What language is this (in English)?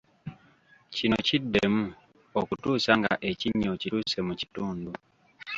Ganda